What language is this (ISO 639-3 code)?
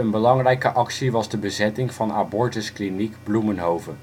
nld